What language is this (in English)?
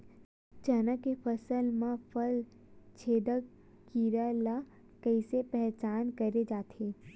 Chhattisgarhi